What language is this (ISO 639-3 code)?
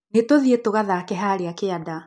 kik